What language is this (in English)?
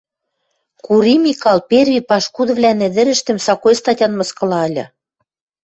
Western Mari